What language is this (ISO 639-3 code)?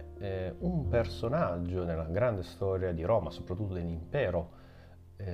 ita